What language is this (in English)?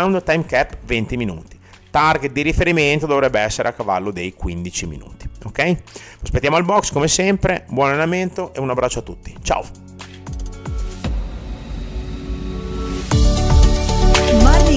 Italian